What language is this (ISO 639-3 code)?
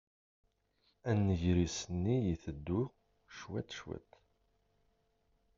kab